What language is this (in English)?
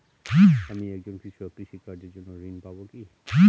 Bangla